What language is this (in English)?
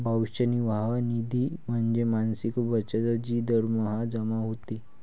Marathi